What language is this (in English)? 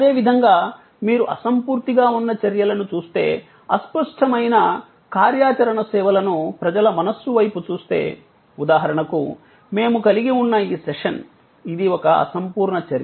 Telugu